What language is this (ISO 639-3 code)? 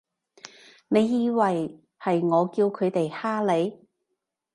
yue